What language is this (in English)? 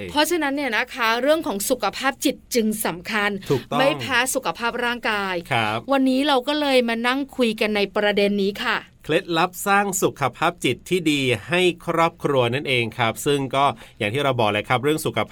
Thai